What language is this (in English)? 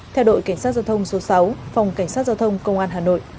Vietnamese